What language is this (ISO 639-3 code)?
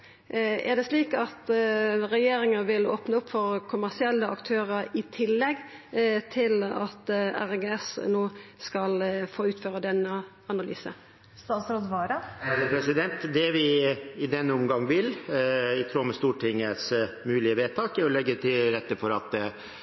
nor